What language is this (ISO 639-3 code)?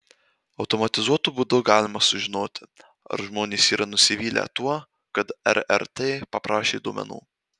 lit